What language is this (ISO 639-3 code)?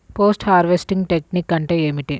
tel